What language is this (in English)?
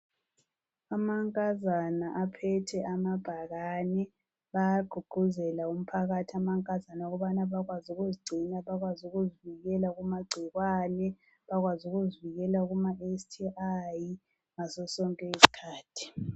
North Ndebele